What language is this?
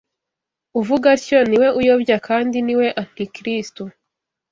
Kinyarwanda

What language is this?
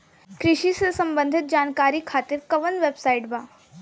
Bhojpuri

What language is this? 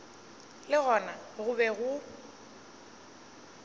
Northern Sotho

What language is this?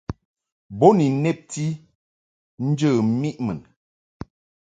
Mungaka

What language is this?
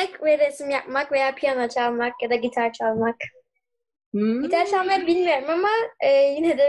Turkish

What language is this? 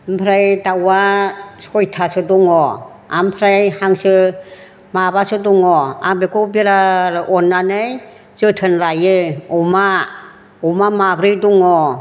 Bodo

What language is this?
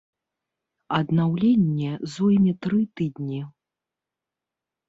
Belarusian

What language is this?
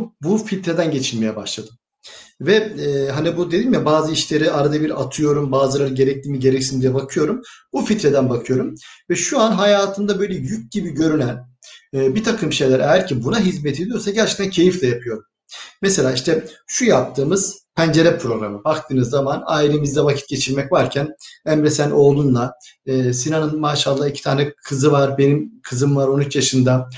Turkish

